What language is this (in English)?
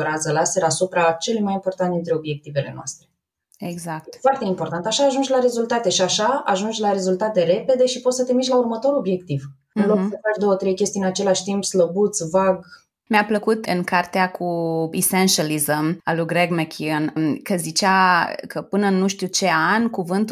Romanian